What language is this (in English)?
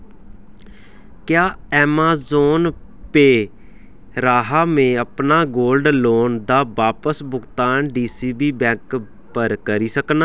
Dogri